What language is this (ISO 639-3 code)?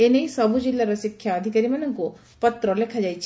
ori